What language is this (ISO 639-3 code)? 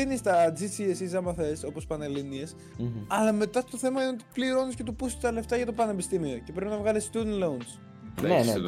ell